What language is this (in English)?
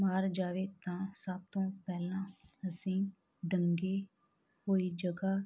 Punjabi